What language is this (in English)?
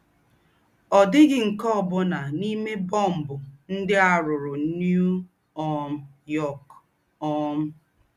Igbo